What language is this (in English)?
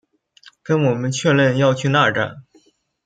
Chinese